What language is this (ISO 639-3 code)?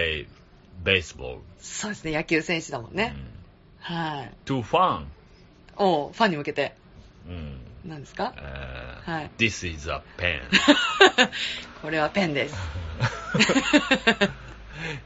jpn